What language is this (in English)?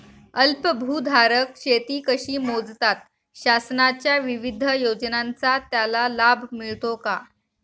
Marathi